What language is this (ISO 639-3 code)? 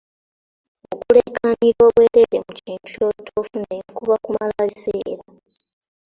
lug